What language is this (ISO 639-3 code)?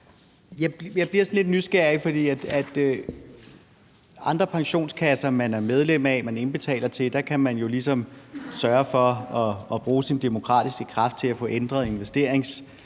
dan